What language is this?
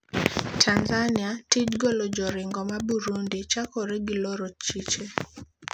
Luo (Kenya and Tanzania)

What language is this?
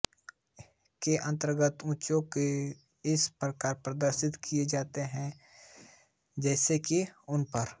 Hindi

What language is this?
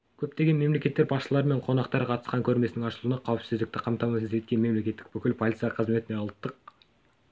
Kazakh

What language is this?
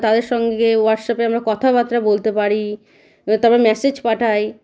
Bangla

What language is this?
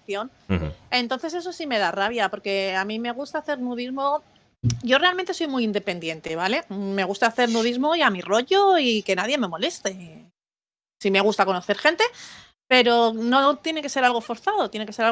Spanish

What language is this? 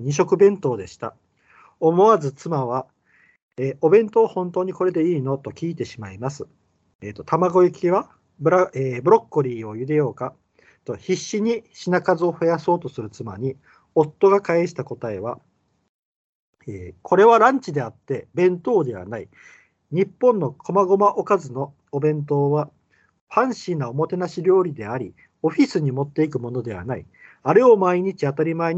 Japanese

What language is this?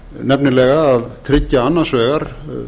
Icelandic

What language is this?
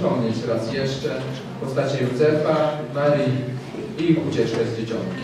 Polish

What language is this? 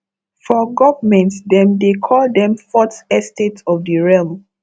Nigerian Pidgin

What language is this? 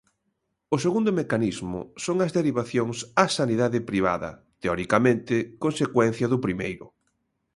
Galician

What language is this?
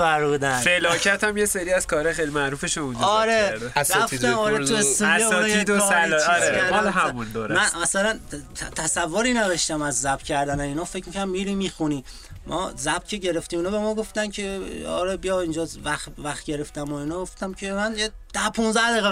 Persian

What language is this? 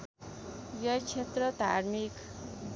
Nepali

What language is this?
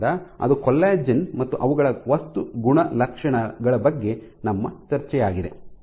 Kannada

